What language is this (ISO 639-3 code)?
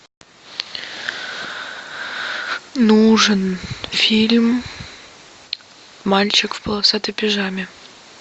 rus